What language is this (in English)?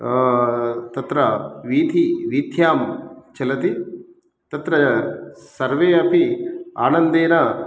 Sanskrit